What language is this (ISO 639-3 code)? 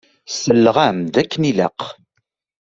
kab